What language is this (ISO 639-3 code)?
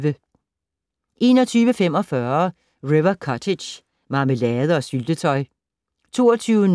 dan